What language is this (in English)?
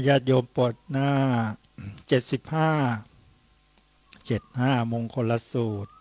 Thai